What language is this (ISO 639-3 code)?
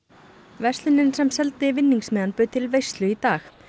isl